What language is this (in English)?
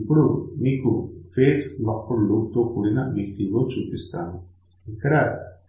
Telugu